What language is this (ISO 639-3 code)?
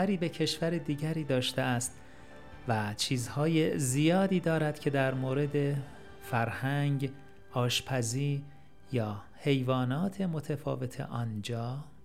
fas